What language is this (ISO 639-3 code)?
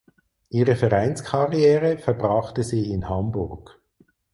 deu